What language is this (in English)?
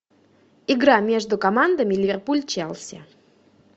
Russian